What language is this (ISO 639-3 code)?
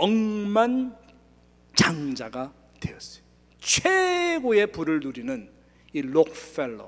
kor